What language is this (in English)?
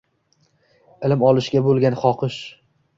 Uzbek